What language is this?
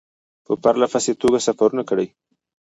Pashto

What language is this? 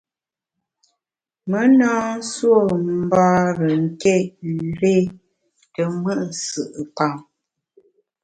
Bamun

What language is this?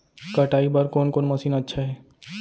Chhattisgarhi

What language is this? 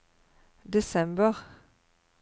Norwegian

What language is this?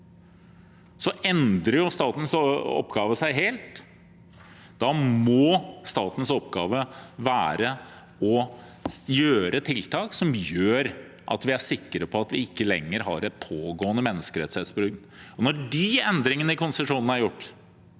Norwegian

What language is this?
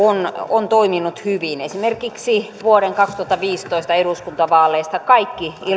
Finnish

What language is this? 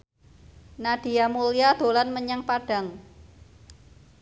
Javanese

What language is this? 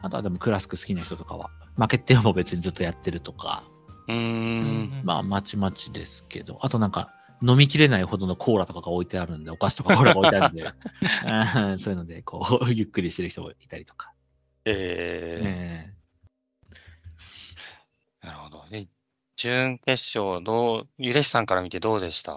Japanese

